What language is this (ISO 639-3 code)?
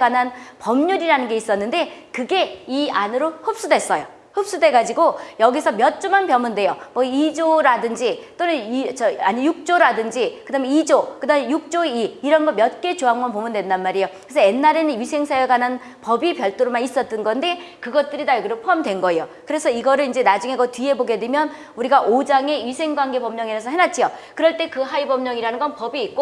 kor